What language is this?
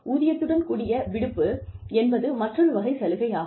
Tamil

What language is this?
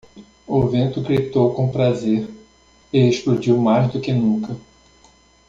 Portuguese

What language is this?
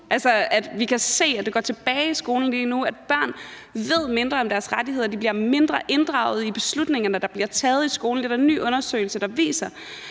Danish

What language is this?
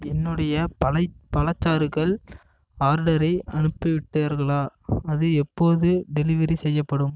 Tamil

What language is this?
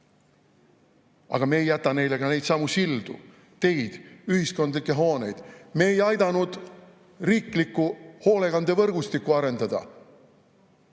Estonian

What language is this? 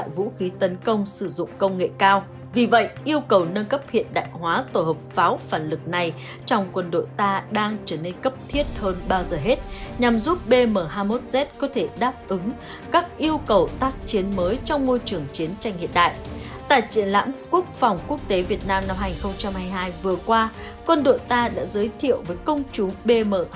Vietnamese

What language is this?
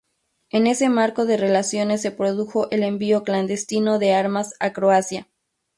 Spanish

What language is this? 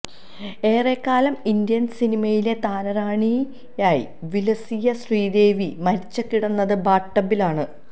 Malayalam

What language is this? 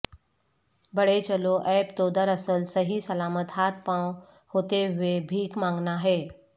Urdu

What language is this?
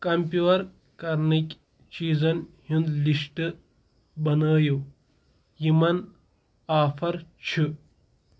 Kashmiri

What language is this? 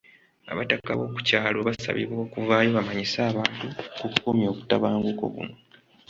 Ganda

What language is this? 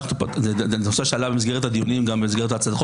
Hebrew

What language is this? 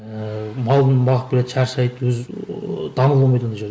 Kazakh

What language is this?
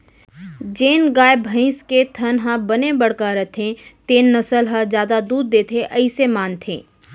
Chhattisgarhi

